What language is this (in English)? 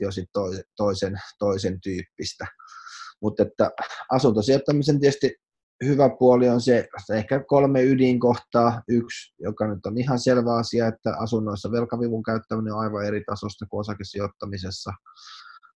Finnish